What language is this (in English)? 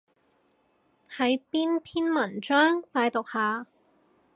Cantonese